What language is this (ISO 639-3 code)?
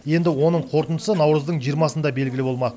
kaz